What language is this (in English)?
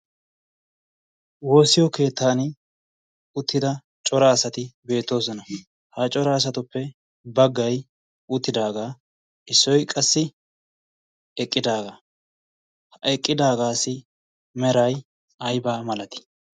Wolaytta